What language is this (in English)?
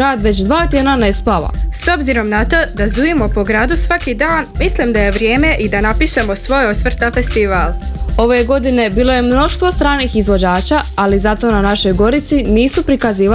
Croatian